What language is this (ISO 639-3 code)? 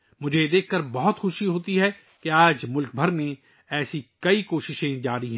urd